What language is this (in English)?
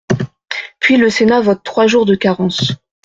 French